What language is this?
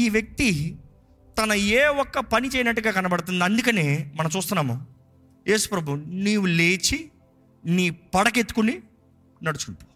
Telugu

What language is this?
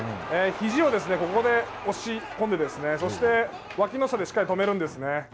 Japanese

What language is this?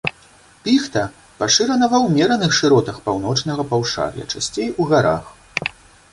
Belarusian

